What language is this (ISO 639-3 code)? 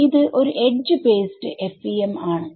mal